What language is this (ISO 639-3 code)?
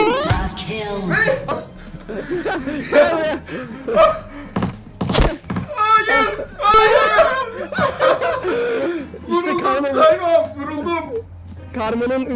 tur